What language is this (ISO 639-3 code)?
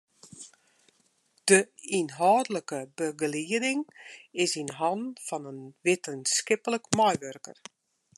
fry